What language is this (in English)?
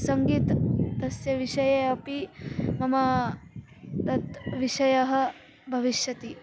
Sanskrit